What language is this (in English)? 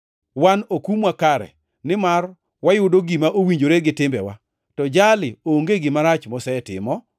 Luo (Kenya and Tanzania)